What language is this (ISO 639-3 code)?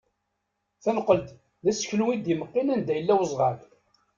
kab